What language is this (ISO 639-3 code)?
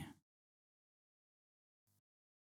bgc